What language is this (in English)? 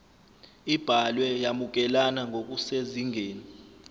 Zulu